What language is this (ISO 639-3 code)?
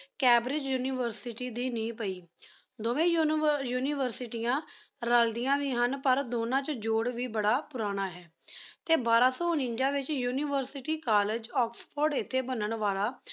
pan